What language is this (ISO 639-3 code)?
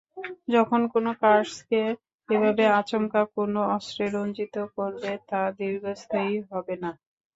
ben